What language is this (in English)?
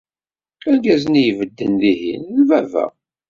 Kabyle